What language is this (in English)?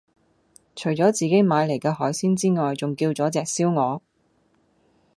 Cantonese